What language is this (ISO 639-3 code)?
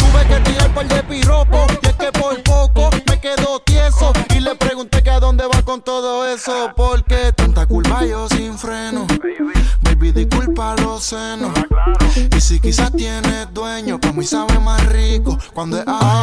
spa